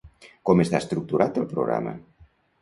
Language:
Catalan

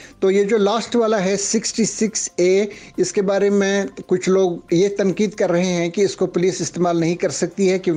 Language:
Hindi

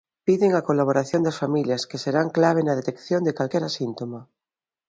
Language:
Galician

